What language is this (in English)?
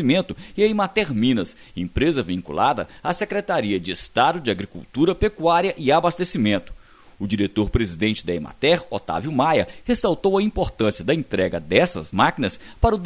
Portuguese